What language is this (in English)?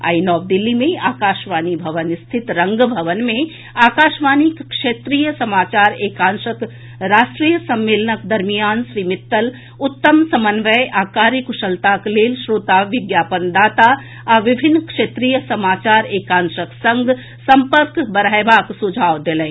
Maithili